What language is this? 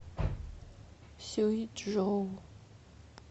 Russian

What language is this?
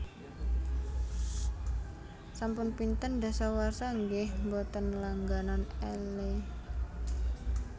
Javanese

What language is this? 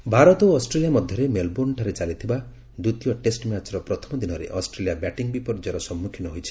Odia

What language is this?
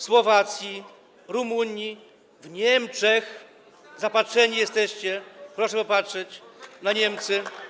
Polish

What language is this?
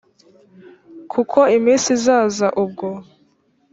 Kinyarwanda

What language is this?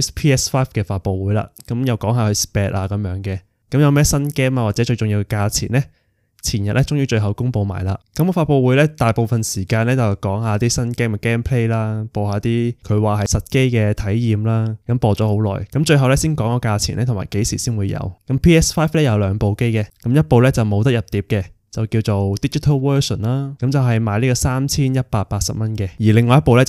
Chinese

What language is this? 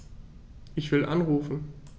German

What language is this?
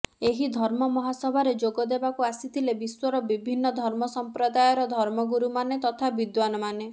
Odia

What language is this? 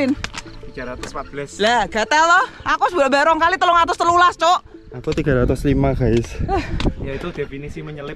Indonesian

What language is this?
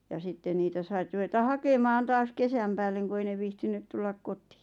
Finnish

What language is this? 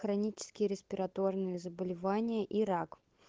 Russian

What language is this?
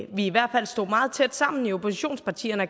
Danish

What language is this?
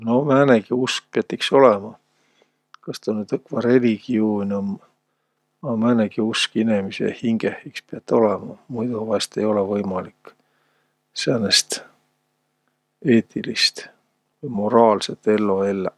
Võro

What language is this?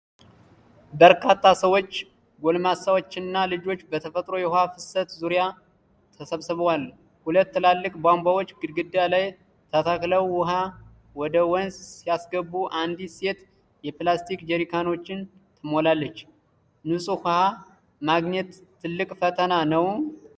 Amharic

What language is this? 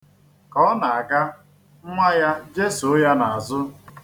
Igbo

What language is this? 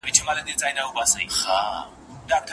Pashto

